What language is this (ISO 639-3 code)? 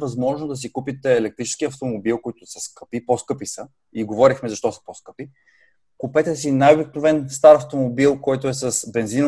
bul